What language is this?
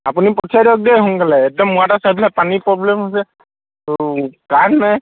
Assamese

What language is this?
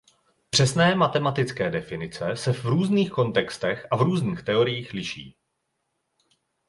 Czech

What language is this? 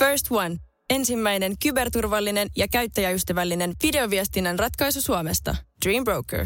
Finnish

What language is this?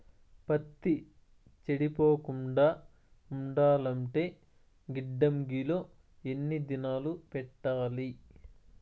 Telugu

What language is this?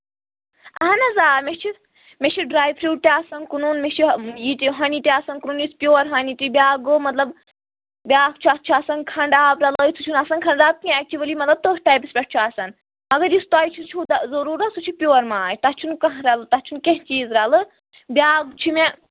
Kashmiri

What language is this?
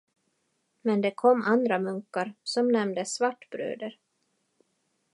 Swedish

